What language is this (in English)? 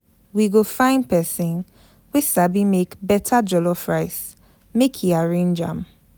Nigerian Pidgin